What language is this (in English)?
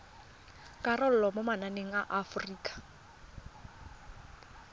Tswana